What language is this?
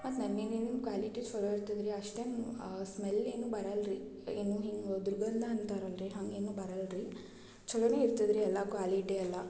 Kannada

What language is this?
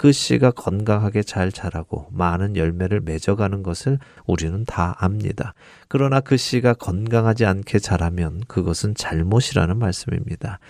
Korean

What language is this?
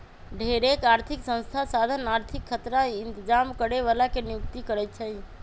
Magahi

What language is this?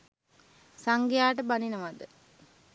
Sinhala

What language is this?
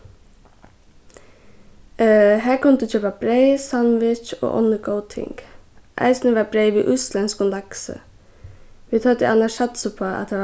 Faroese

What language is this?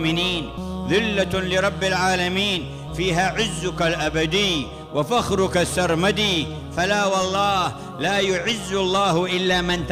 Arabic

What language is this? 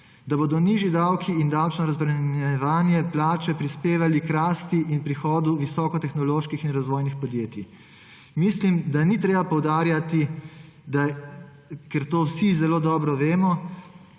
Slovenian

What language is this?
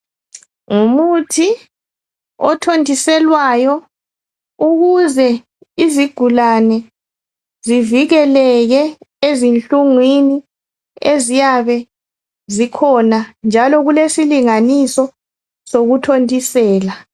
North Ndebele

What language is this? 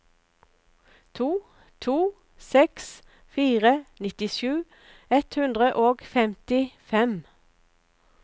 Norwegian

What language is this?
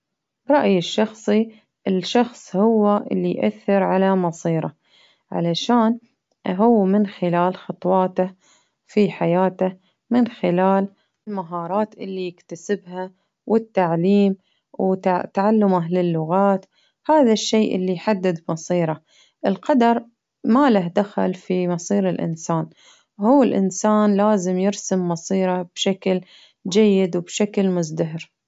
Baharna Arabic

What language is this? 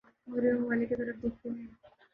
Urdu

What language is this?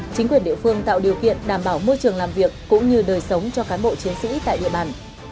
Vietnamese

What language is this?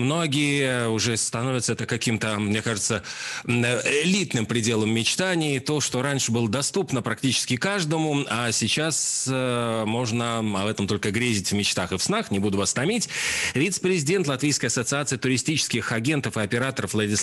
Russian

